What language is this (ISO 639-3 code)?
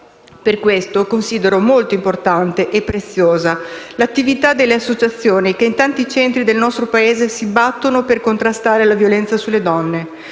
ita